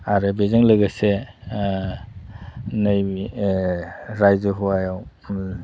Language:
Bodo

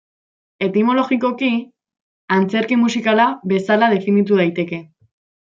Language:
Basque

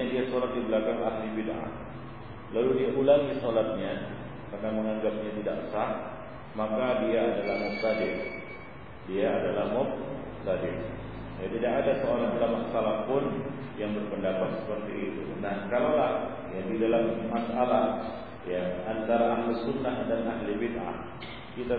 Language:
Malay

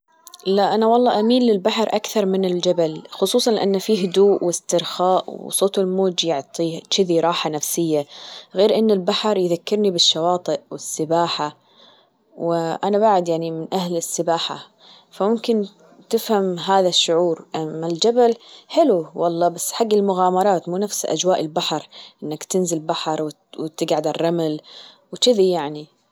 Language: Gulf Arabic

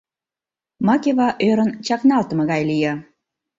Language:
Mari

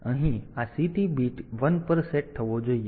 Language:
Gujarati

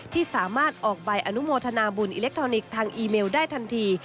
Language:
Thai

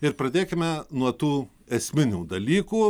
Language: Lithuanian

